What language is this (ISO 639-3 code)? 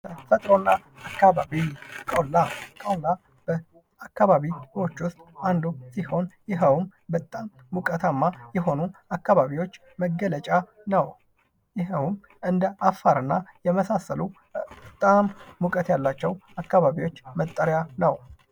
amh